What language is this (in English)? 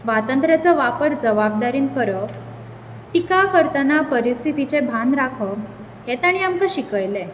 Konkani